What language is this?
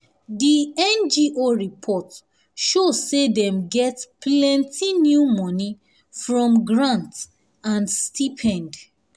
Nigerian Pidgin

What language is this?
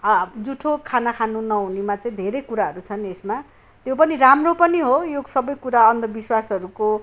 Nepali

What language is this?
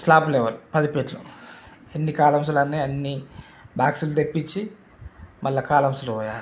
Telugu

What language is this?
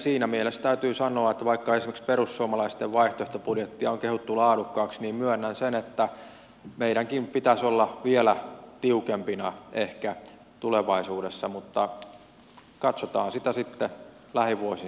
Finnish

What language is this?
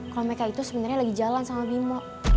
Indonesian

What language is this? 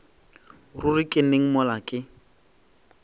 Northern Sotho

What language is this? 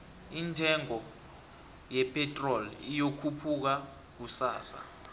South Ndebele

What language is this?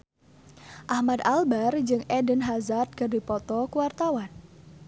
Sundanese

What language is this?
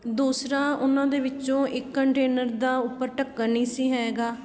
Punjabi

